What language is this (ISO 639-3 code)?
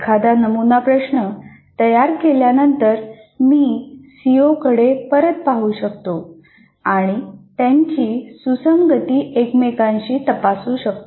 mar